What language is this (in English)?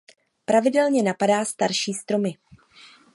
Czech